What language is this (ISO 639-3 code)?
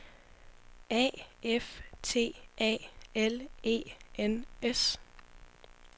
dan